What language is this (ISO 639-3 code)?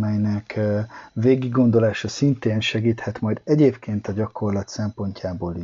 hun